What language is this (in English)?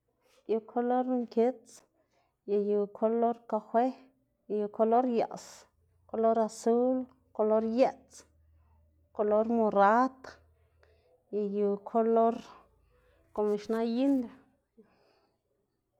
Xanaguía Zapotec